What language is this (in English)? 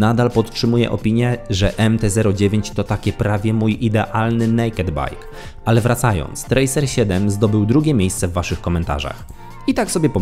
Polish